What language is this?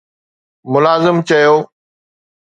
Sindhi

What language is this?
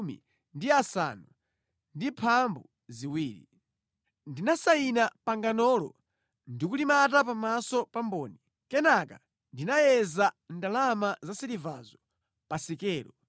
Nyanja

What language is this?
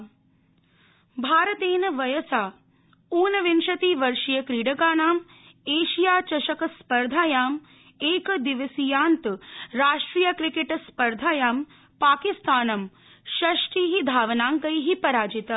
Sanskrit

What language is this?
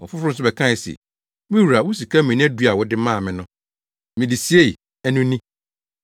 Akan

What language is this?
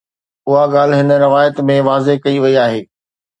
Sindhi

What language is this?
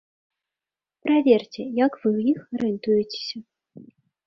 Belarusian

